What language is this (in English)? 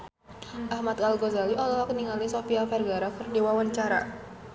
Sundanese